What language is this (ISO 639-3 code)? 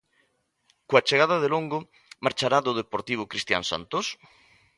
glg